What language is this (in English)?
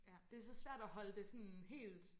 Danish